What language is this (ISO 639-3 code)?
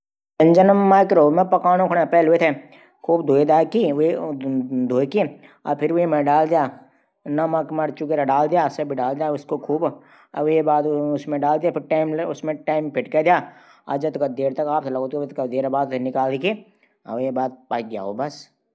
gbm